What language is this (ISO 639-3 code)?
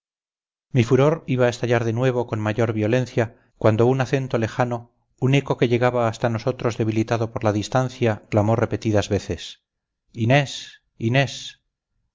spa